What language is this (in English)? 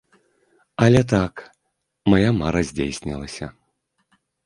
Belarusian